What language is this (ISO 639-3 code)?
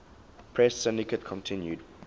eng